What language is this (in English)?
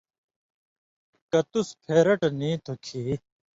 Indus Kohistani